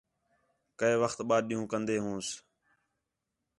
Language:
Khetrani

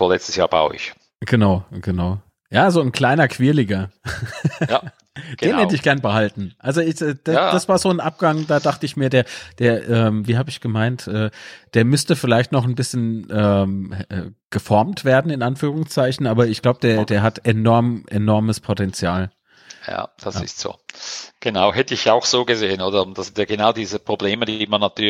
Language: German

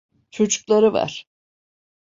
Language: Turkish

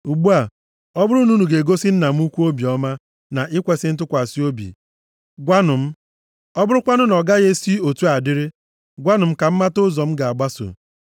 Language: Igbo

